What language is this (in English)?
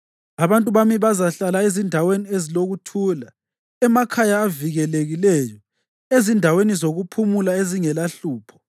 North Ndebele